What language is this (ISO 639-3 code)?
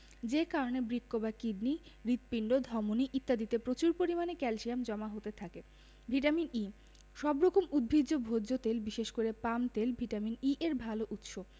ben